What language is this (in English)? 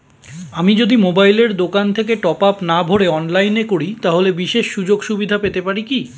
Bangla